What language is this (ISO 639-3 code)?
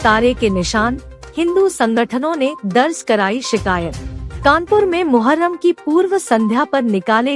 hin